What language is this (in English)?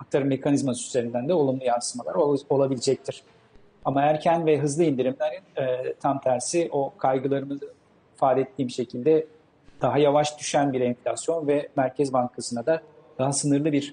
Turkish